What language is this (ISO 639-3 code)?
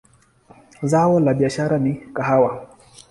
swa